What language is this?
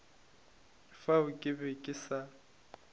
Northern Sotho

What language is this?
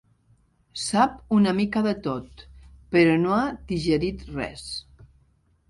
Catalan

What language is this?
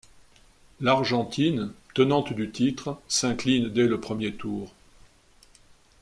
French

